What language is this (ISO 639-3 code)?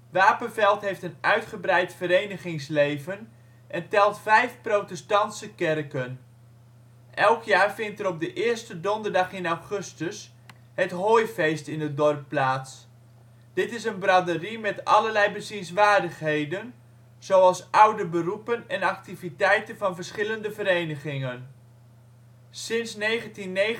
nld